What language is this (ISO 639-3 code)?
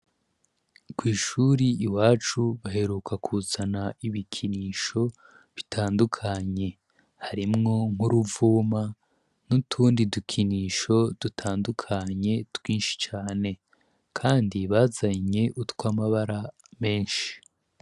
run